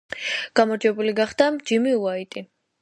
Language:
Georgian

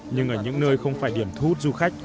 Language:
Vietnamese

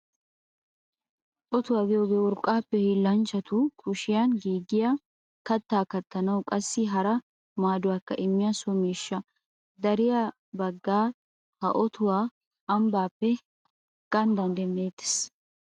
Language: Wolaytta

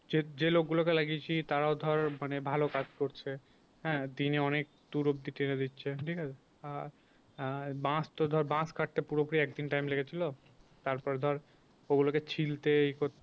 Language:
Bangla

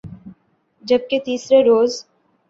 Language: Urdu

